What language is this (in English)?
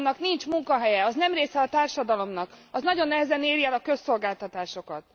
Hungarian